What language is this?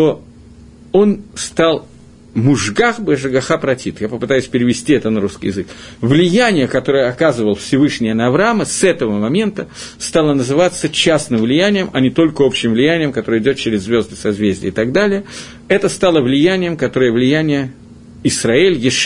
Russian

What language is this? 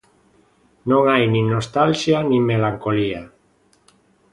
Galician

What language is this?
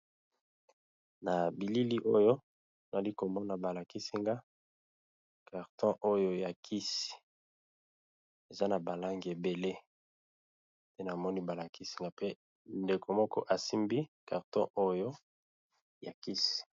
Lingala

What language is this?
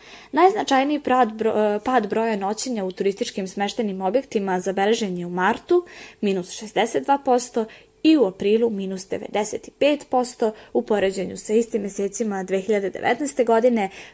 Croatian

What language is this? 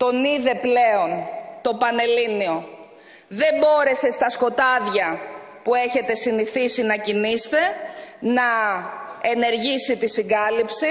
Greek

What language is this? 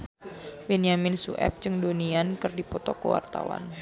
Sundanese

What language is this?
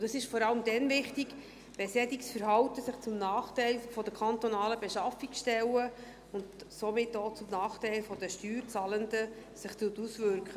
Swiss German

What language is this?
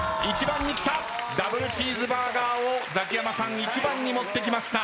Japanese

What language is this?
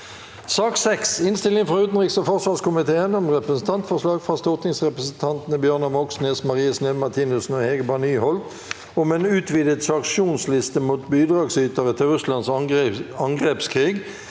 Norwegian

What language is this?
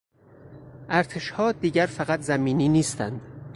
Persian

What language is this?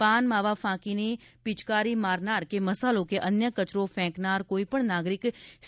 Gujarati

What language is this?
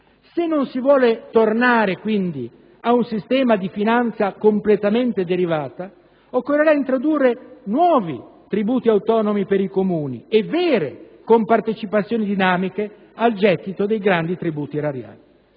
Italian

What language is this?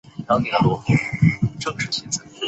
Chinese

